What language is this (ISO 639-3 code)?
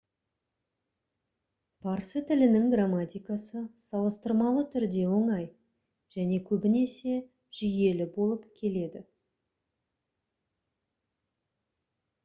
kaz